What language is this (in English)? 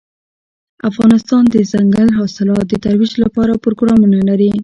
Pashto